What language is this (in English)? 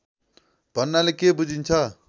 Nepali